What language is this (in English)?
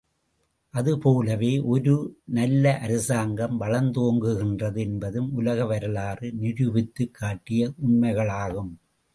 Tamil